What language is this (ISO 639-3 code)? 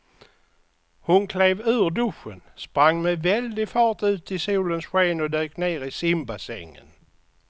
swe